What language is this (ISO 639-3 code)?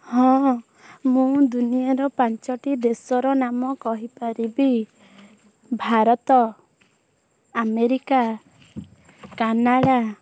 ori